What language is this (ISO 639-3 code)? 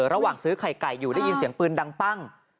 tha